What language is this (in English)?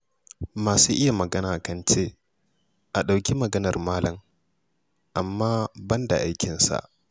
Hausa